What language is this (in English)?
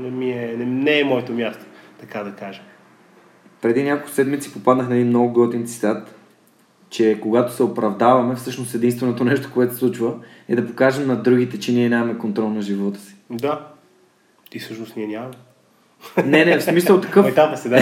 Bulgarian